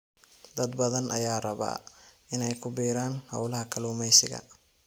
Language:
Somali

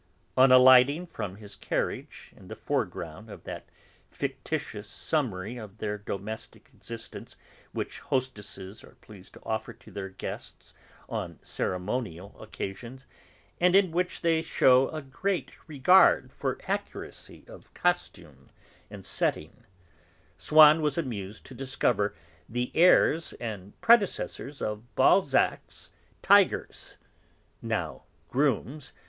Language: English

